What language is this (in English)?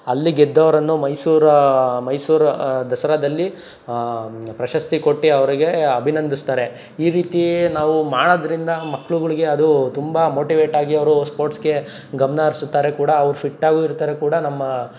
Kannada